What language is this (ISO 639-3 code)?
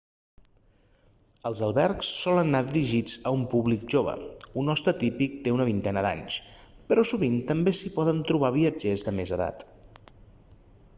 cat